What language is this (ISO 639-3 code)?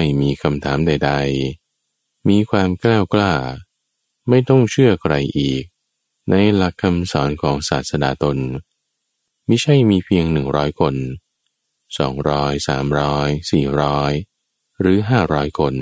tha